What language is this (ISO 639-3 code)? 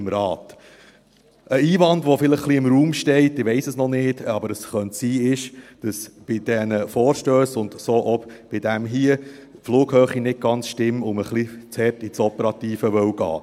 gsw